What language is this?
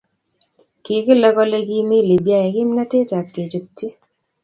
Kalenjin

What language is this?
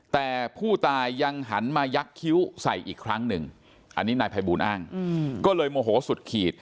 Thai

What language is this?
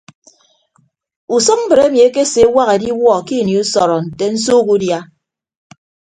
Ibibio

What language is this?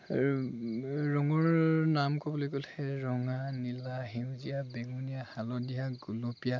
Assamese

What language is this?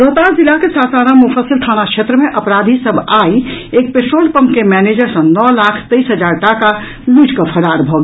Maithili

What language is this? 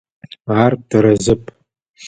Adyghe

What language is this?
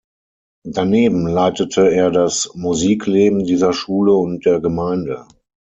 German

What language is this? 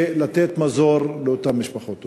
Hebrew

